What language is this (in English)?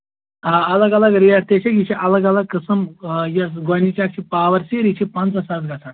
Kashmiri